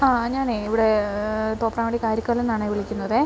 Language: Malayalam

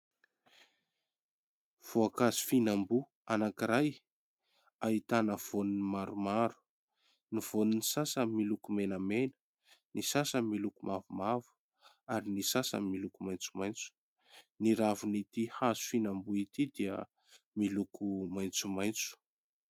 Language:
Malagasy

